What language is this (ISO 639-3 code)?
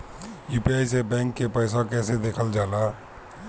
bho